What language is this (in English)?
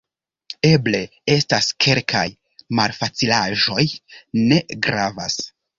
Esperanto